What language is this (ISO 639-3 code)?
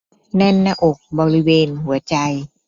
tha